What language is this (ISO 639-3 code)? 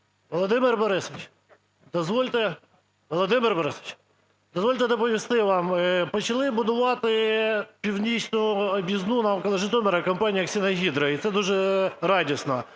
ukr